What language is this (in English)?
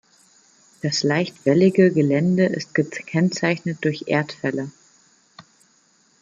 German